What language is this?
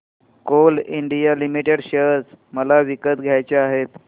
Marathi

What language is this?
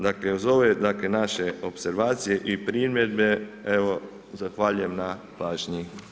Croatian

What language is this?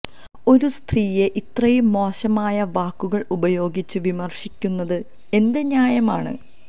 Malayalam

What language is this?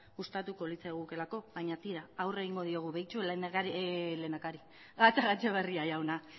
Basque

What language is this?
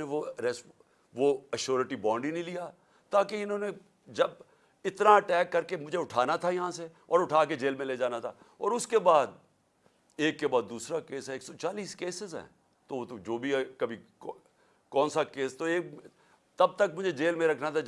Urdu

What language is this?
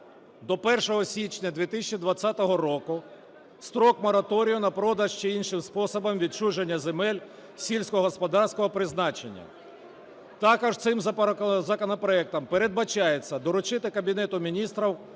Ukrainian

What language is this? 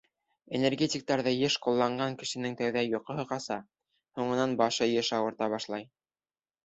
Bashkir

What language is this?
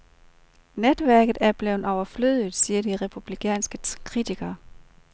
Danish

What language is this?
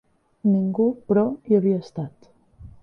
Catalan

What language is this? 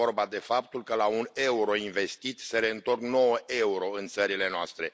Romanian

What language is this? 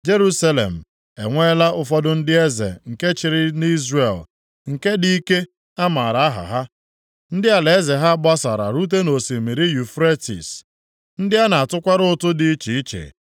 Igbo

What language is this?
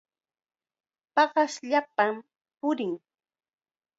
Chiquián Ancash Quechua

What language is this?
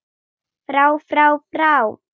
Icelandic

